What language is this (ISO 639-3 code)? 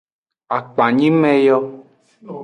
ajg